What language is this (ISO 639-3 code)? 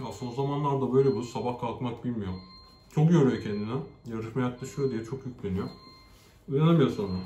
tur